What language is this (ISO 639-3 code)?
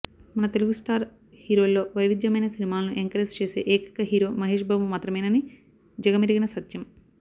tel